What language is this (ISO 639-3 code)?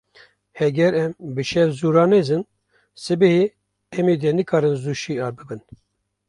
kur